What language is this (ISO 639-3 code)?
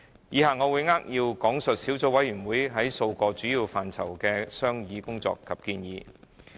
yue